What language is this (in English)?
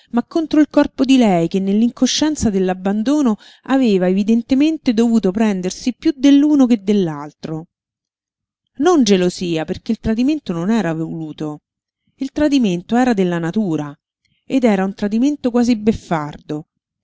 Italian